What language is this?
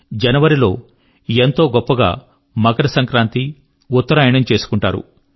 Telugu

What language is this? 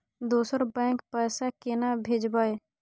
Maithili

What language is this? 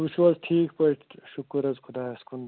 Kashmiri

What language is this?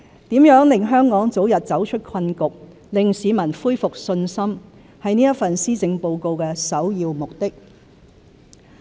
Cantonese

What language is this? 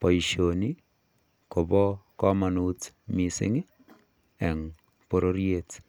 Kalenjin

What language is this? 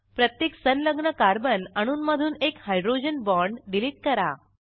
Marathi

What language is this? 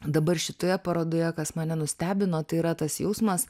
Lithuanian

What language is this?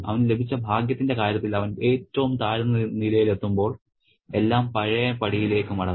Malayalam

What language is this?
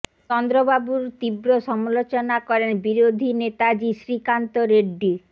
Bangla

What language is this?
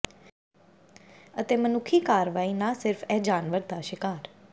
Punjabi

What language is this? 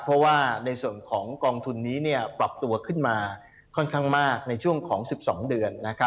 Thai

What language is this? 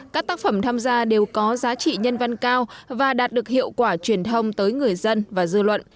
Vietnamese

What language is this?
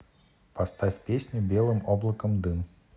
Russian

